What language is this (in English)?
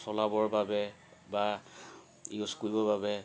Assamese